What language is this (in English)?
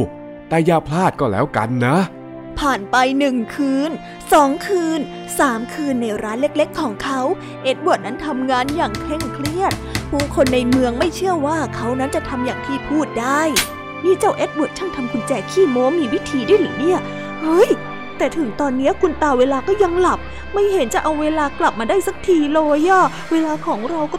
Thai